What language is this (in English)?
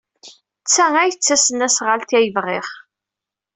Kabyle